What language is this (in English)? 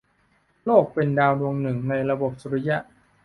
Thai